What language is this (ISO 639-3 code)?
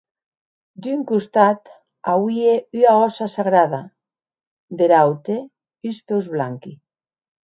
oci